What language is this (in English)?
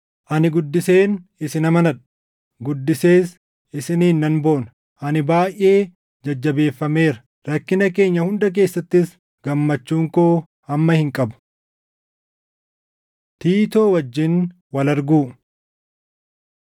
Oromo